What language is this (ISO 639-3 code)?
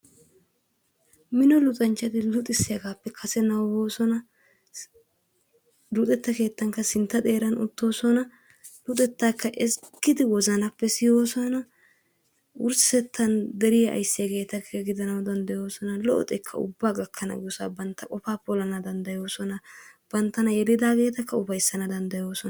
wal